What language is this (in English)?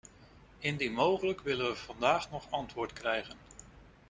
Dutch